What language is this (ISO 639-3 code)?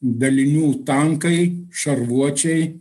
lit